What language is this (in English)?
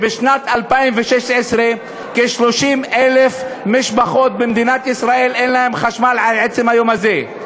Hebrew